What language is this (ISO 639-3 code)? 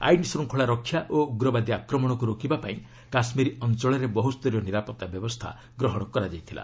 ori